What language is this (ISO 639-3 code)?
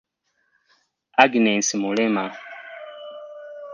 lug